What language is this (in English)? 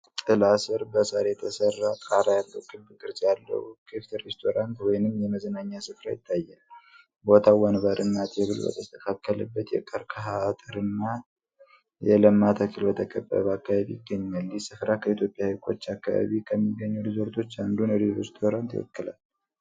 Amharic